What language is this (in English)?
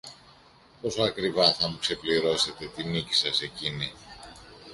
Greek